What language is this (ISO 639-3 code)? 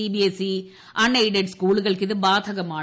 mal